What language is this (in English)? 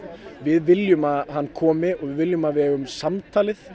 Icelandic